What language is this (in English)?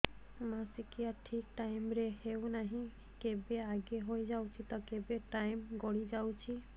Odia